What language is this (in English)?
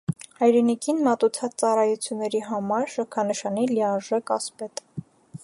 Armenian